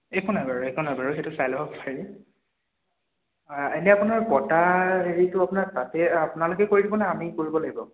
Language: Assamese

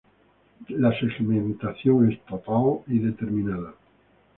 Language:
Spanish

